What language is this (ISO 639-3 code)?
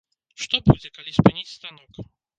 bel